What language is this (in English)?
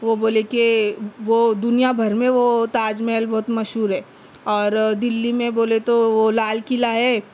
Urdu